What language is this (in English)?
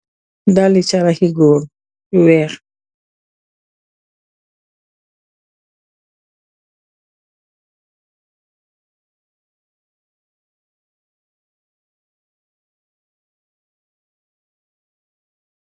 Wolof